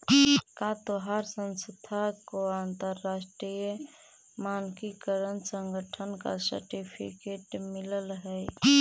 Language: Magahi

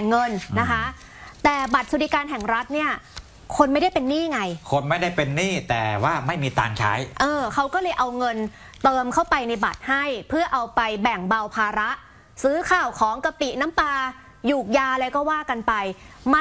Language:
Thai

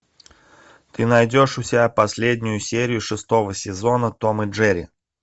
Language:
Russian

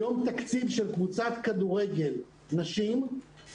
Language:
Hebrew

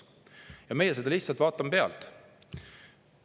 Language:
Estonian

